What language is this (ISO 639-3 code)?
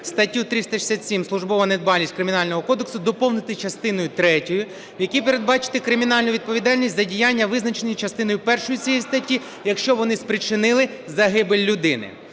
ukr